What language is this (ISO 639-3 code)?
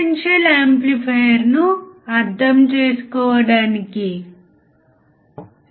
tel